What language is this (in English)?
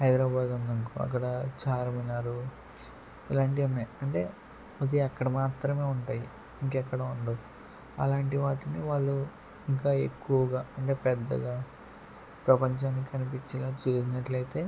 Telugu